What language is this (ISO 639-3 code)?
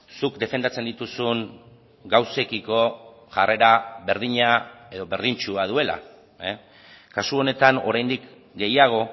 eus